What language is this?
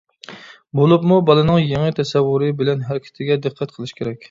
Uyghur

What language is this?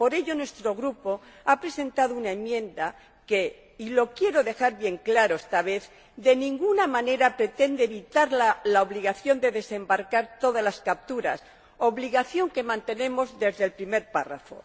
Spanish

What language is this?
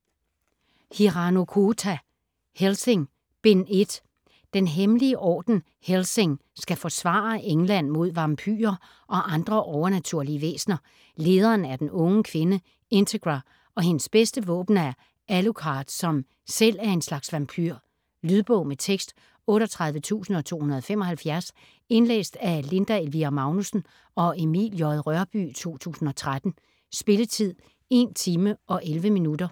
Danish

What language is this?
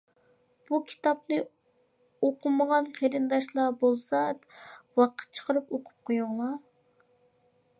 Uyghur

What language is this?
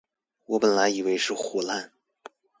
Chinese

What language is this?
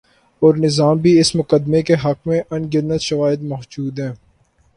Urdu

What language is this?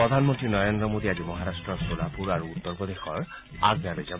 Assamese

